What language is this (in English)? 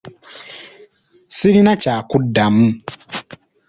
Ganda